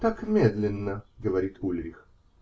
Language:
Russian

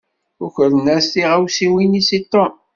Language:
Kabyle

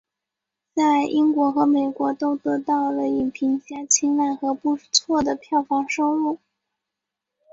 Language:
Chinese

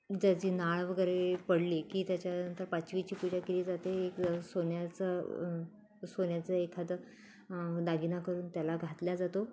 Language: Marathi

